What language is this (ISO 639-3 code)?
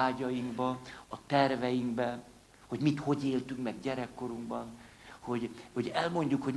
hun